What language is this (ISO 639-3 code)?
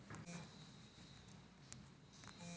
mar